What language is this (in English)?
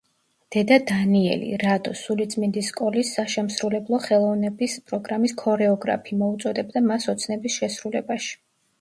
Georgian